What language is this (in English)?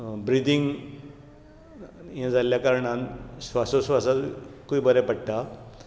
Konkani